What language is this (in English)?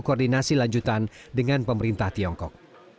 Indonesian